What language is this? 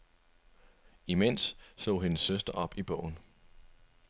Danish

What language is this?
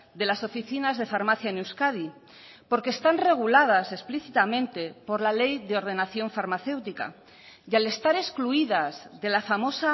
Spanish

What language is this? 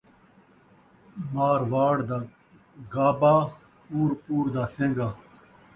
Saraiki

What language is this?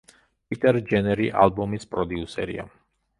Georgian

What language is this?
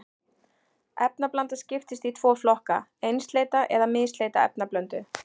Icelandic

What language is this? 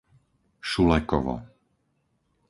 Slovak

